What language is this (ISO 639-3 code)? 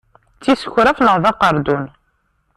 kab